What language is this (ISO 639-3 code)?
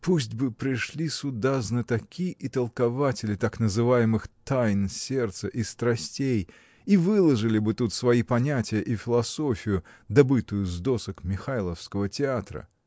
rus